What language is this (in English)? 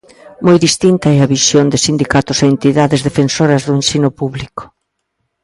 Galician